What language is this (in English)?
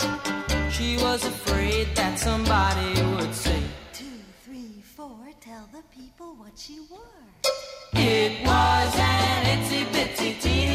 Hebrew